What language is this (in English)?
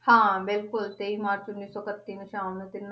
Punjabi